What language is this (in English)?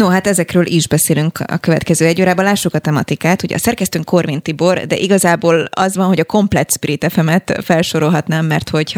Hungarian